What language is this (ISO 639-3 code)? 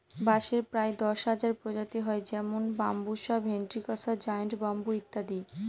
ben